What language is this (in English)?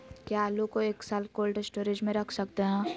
Magahi